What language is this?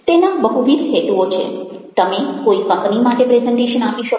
Gujarati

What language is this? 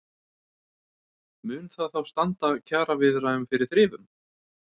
Icelandic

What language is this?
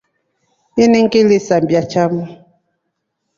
Rombo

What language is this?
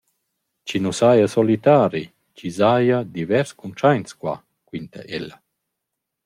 Romansh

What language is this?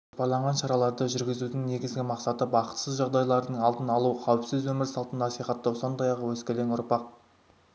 Kazakh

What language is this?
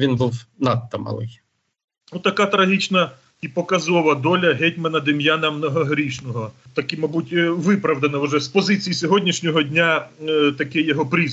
Ukrainian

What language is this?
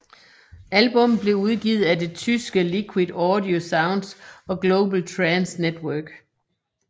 Danish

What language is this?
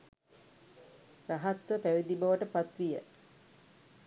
Sinhala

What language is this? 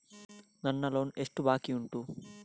Kannada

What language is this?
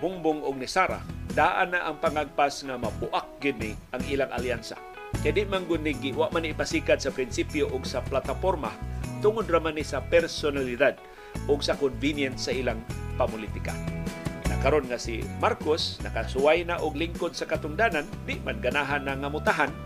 Filipino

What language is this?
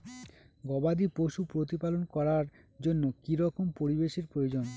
Bangla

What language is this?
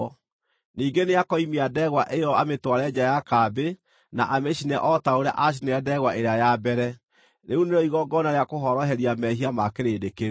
Kikuyu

